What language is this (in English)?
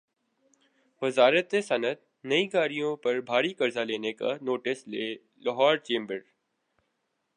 Urdu